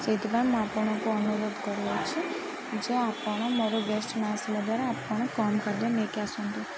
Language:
Odia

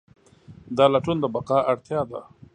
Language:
Pashto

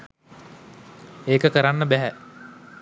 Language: Sinhala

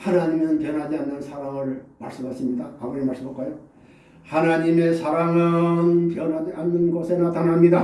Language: Korean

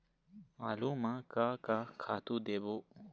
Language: Chhattisgarhi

